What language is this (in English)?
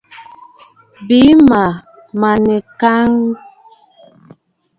Bafut